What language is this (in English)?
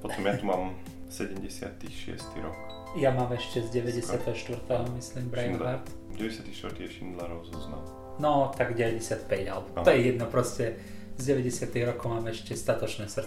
Slovak